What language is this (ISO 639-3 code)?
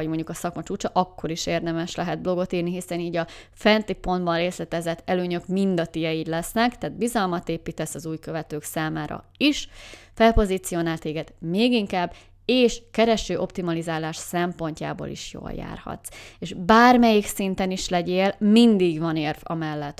hun